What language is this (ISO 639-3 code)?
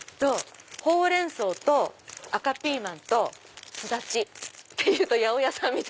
jpn